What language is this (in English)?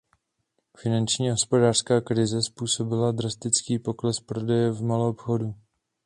Czech